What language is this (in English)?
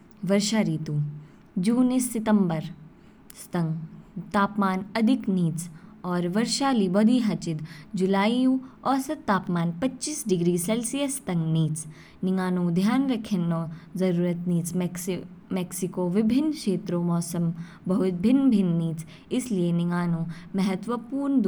Kinnauri